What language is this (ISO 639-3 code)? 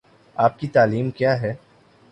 urd